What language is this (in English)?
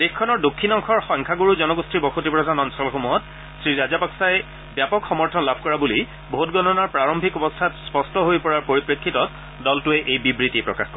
Assamese